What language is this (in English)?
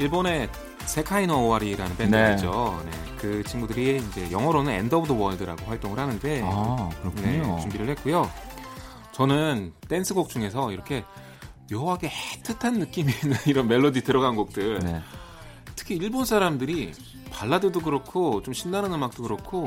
Korean